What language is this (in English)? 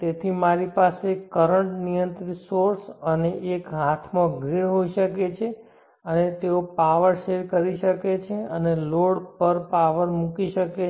Gujarati